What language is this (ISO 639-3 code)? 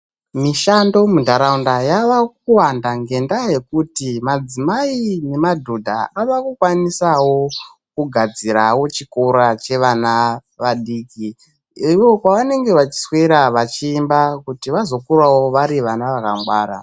ndc